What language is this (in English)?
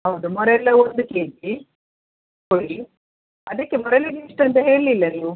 Kannada